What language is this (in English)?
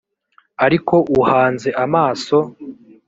Kinyarwanda